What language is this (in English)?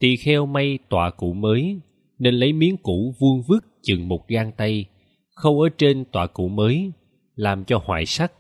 Vietnamese